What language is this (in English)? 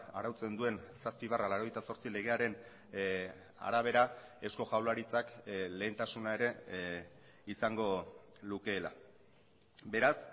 Basque